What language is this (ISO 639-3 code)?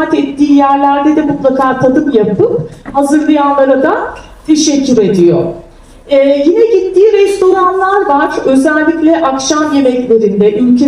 tur